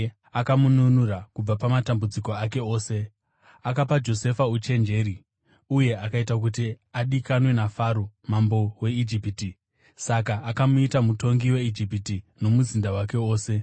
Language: Shona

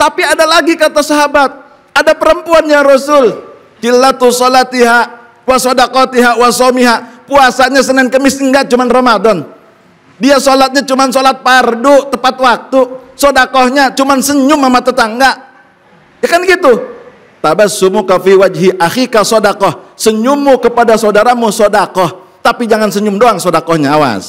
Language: Indonesian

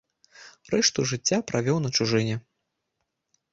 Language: Belarusian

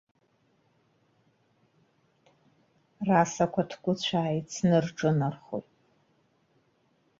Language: Abkhazian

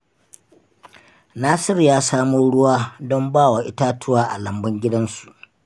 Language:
Hausa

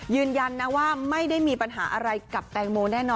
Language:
Thai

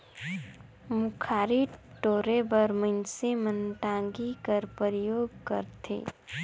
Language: Chhattisgarhi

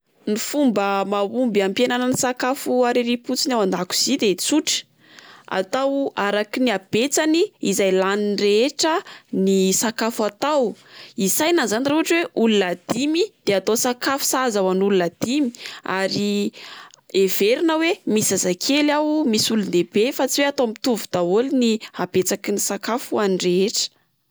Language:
Malagasy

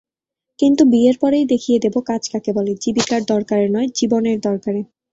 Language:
Bangla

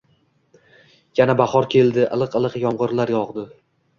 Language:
Uzbek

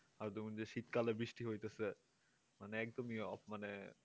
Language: Bangla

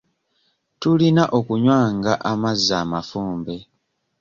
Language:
Ganda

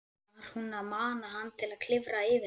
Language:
Icelandic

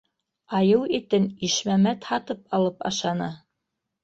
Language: Bashkir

